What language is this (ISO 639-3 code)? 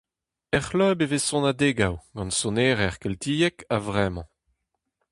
bre